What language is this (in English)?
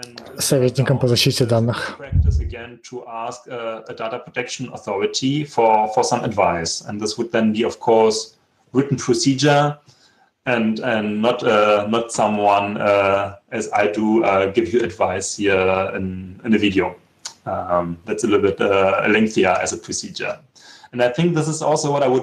Russian